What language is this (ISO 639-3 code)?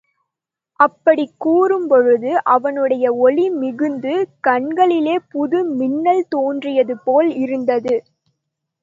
tam